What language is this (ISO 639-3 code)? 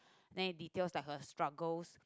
eng